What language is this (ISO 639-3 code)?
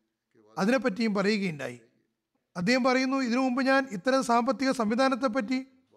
mal